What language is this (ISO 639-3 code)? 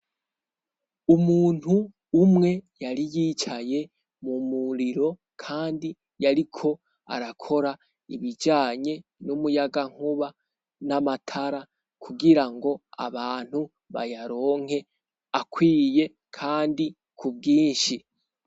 run